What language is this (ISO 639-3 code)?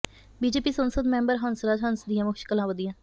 pan